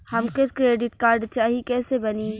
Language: Bhojpuri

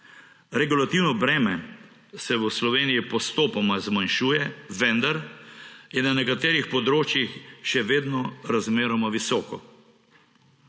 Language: Slovenian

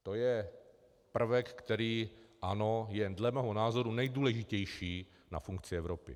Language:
Czech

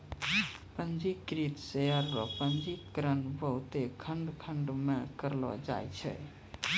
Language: Maithili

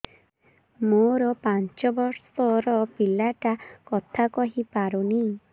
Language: Odia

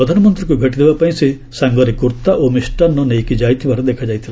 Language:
Odia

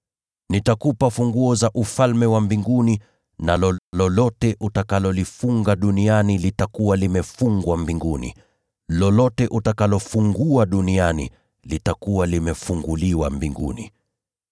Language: Swahili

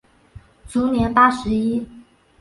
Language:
Chinese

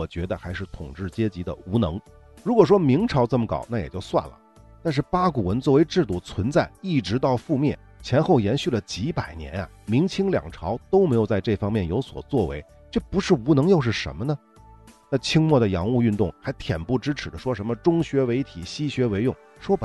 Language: Chinese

